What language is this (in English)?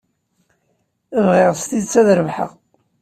Kabyle